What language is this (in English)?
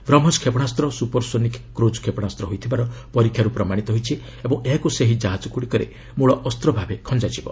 Odia